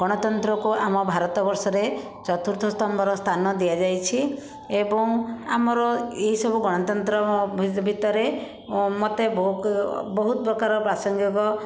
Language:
Odia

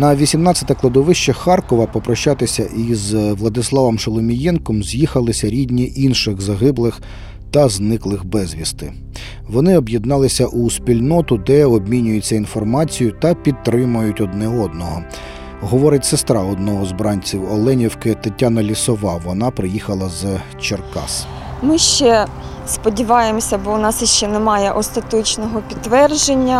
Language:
Ukrainian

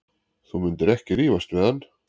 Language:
Icelandic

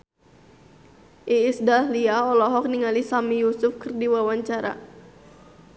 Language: Sundanese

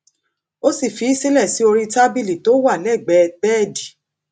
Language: Yoruba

